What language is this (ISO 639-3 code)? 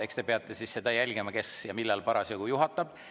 est